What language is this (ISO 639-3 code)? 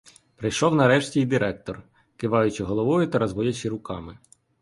ukr